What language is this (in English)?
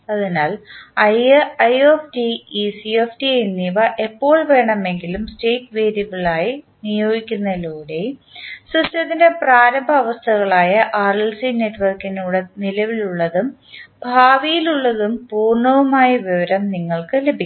Malayalam